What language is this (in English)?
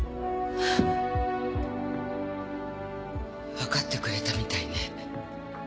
Japanese